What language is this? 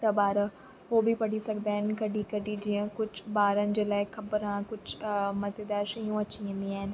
Sindhi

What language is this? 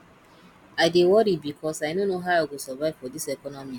Nigerian Pidgin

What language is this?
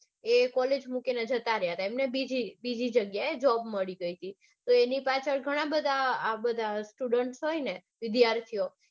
Gujarati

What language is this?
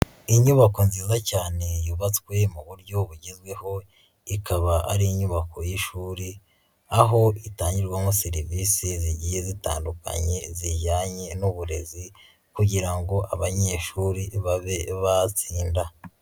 Kinyarwanda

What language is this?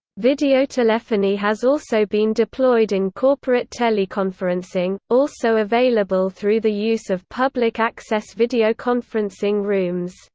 English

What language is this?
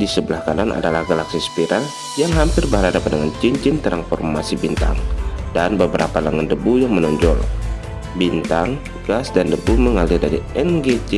Indonesian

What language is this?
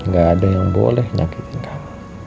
Indonesian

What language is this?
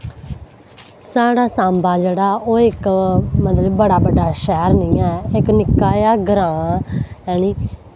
Dogri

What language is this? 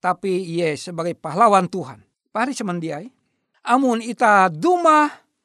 Indonesian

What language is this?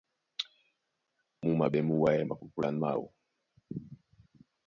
Duala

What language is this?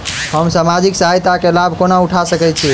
Maithili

